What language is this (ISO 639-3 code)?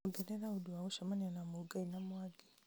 kik